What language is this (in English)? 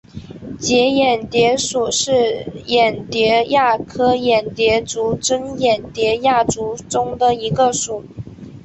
Chinese